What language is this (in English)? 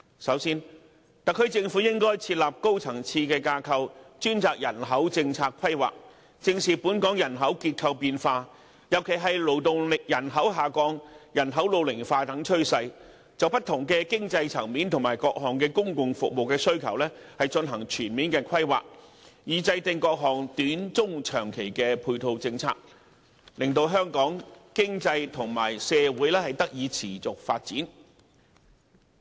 Cantonese